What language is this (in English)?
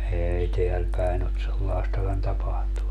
Finnish